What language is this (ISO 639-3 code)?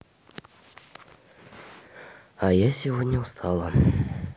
rus